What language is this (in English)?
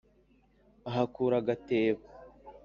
Kinyarwanda